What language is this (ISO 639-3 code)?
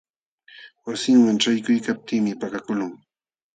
qxw